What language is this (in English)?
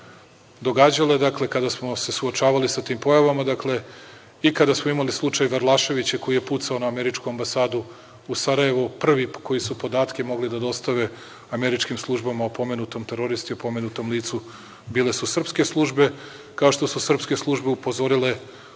Serbian